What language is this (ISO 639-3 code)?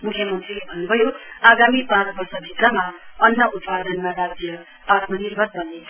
nep